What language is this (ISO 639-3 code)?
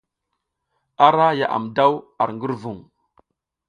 giz